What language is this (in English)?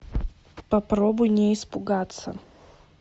Russian